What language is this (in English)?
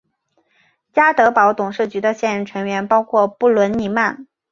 Chinese